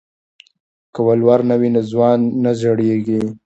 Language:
Pashto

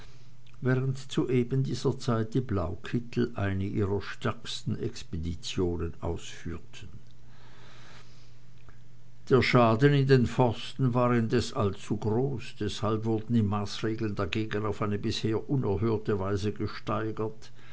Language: German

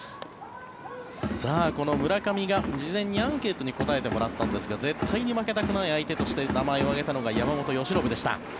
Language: Japanese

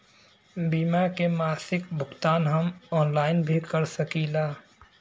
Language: Bhojpuri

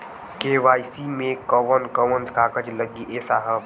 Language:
Bhojpuri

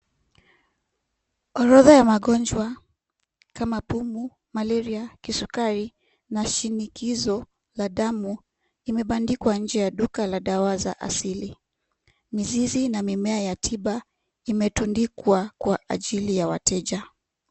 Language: Swahili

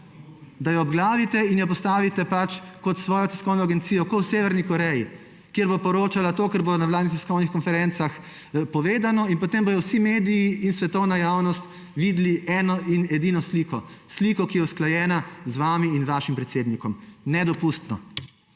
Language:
Slovenian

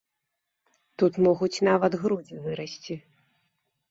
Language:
Belarusian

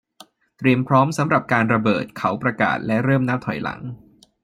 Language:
Thai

